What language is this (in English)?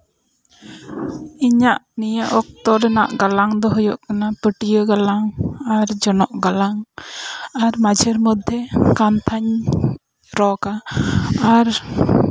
Santali